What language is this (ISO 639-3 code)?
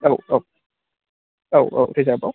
brx